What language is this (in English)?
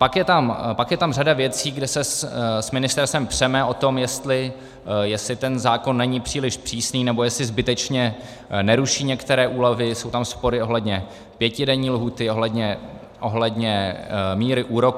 Czech